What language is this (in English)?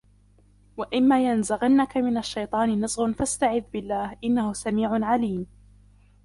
Arabic